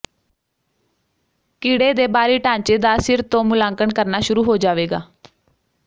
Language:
Punjabi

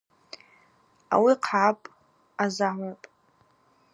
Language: Abaza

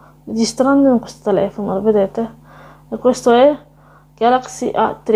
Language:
Italian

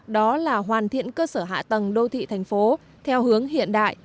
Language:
Vietnamese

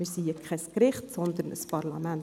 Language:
Swiss German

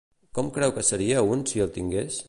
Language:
Catalan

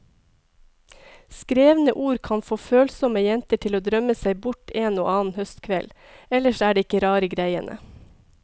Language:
Norwegian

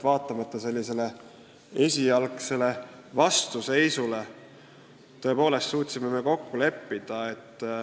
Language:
Estonian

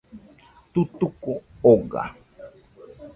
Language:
Nüpode Huitoto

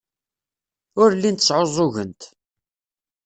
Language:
Kabyle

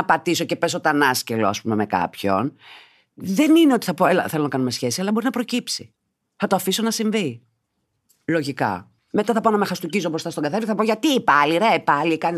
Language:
Greek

